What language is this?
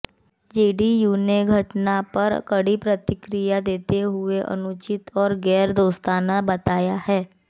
Hindi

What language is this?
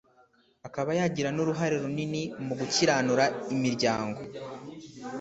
Kinyarwanda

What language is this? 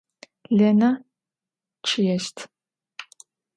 Adyghe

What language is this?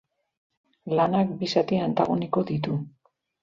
Basque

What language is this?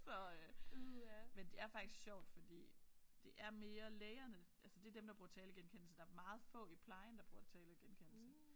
Danish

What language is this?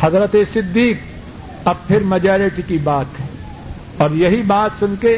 Urdu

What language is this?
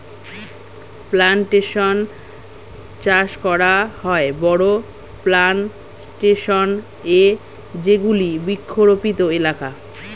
Bangla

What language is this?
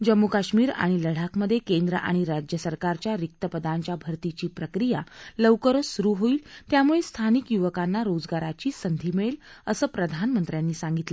Marathi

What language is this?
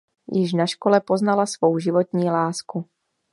Czech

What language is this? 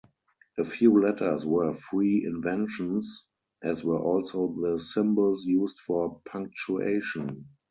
English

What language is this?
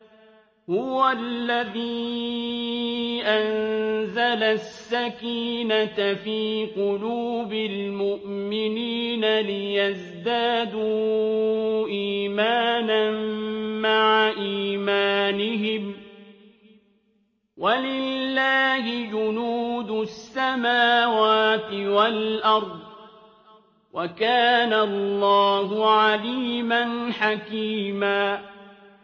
Arabic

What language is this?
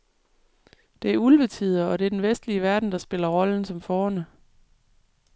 Danish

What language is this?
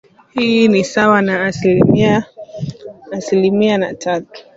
Swahili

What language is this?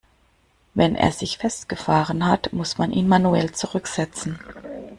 German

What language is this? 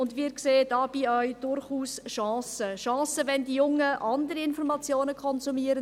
Swiss German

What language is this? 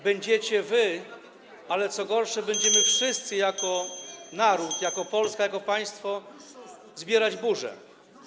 Polish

